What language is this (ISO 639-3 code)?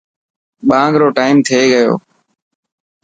mki